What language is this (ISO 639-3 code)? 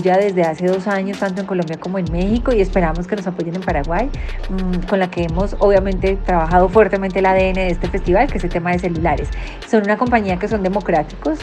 spa